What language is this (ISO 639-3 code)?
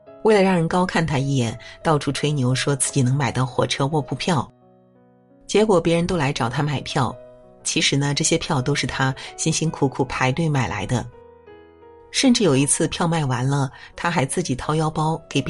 zho